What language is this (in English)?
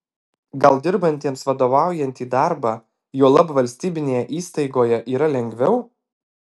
Lithuanian